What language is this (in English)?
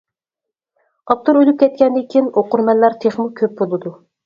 Uyghur